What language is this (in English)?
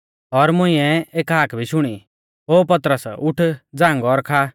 Mahasu Pahari